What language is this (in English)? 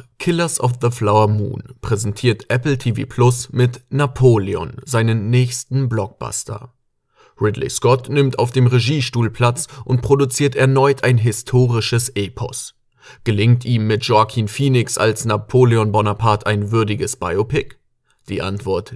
German